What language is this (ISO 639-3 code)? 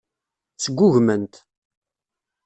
kab